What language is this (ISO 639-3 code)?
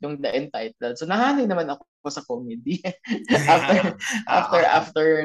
fil